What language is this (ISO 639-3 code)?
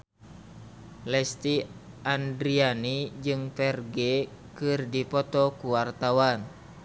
sun